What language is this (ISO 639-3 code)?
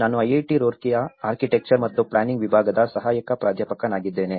kan